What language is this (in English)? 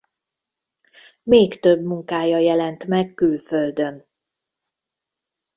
Hungarian